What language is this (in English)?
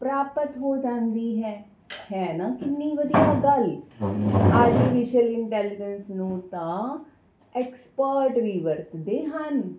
Punjabi